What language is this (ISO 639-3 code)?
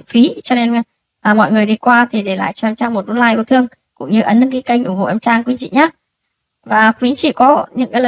vie